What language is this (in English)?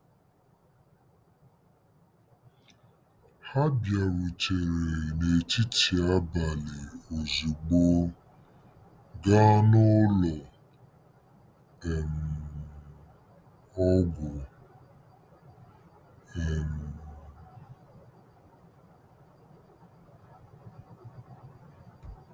Igbo